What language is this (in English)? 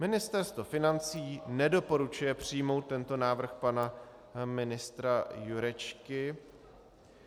Czech